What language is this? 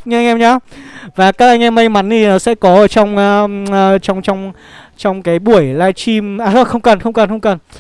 Vietnamese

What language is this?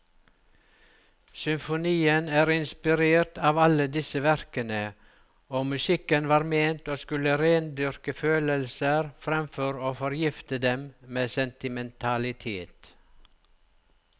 Norwegian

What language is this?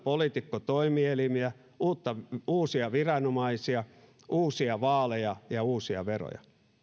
Finnish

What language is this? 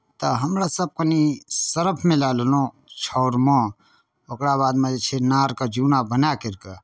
Maithili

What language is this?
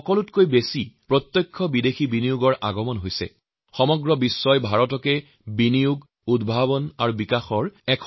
Assamese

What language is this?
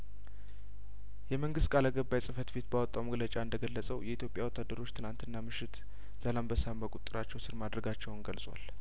Amharic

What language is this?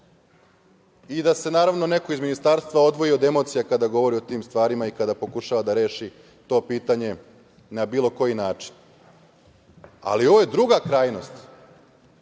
Serbian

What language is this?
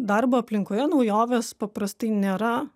Lithuanian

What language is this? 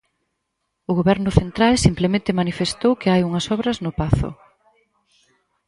Galician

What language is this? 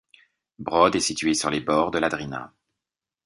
French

